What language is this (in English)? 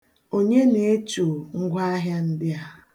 Igbo